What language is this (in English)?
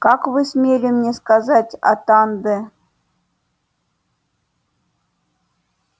Russian